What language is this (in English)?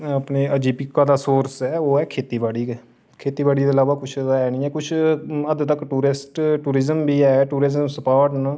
Dogri